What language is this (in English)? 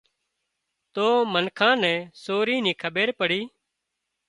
Wadiyara Koli